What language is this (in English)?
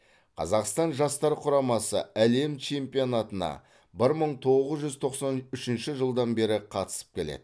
Kazakh